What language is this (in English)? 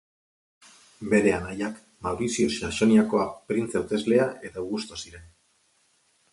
Basque